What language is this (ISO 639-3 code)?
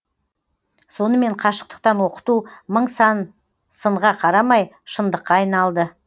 kaz